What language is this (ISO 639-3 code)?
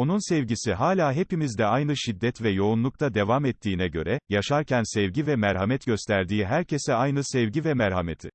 tur